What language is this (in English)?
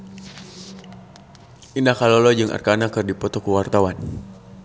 Sundanese